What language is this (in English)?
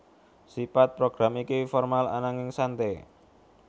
Javanese